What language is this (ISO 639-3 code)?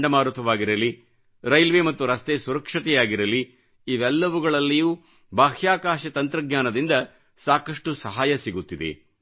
kan